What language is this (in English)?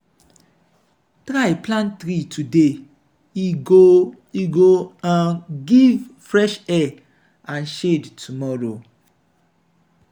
Nigerian Pidgin